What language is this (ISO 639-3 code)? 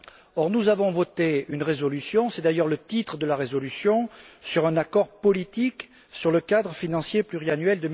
fra